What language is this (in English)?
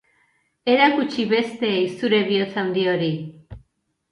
Basque